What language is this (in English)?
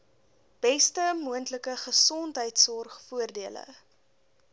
Afrikaans